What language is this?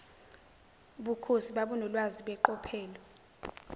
Zulu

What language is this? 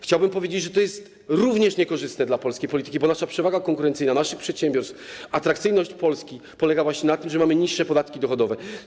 Polish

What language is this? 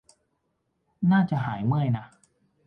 Thai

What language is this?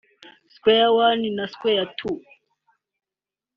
Kinyarwanda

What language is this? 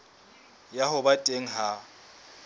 Southern Sotho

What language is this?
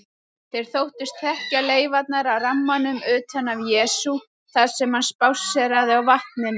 Icelandic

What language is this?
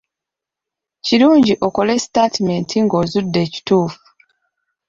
Ganda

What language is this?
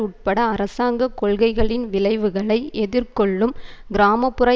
Tamil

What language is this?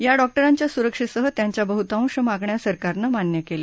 Marathi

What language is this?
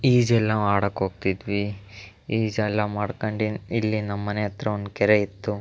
Kannada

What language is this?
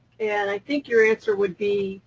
English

